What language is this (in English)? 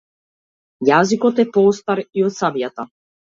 Macedonian